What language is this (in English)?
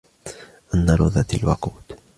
Arabic